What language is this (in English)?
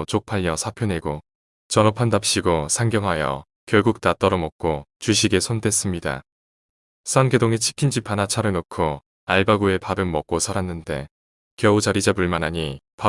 Korean